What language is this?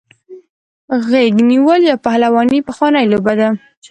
Pashto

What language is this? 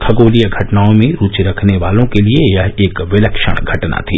Hindi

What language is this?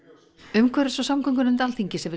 Icelandic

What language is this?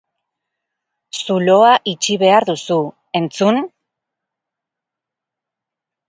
Basque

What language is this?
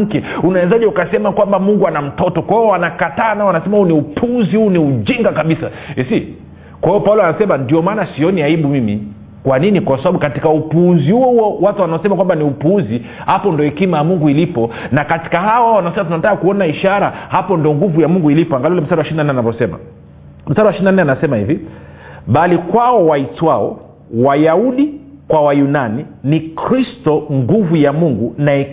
Swahili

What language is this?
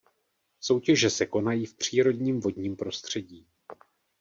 Czech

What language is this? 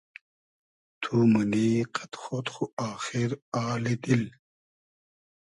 Hazaragi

